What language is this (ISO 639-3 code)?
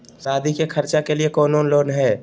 mag